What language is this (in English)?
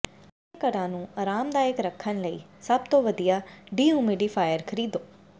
Punjabi